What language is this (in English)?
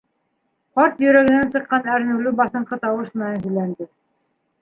Bashkir